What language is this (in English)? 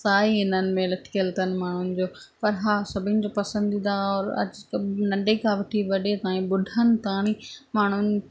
Sindhi